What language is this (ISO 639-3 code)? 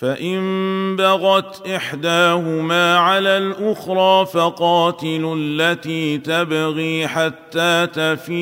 ara